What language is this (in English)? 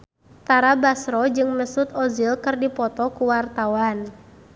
Sundanese